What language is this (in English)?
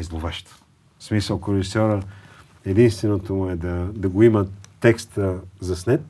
Bulgarian